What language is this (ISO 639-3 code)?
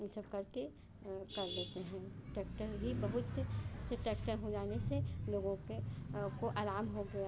hin